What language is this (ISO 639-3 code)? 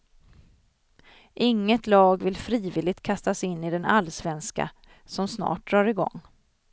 swe